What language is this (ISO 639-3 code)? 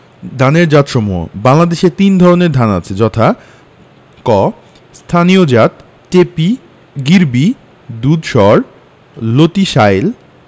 ben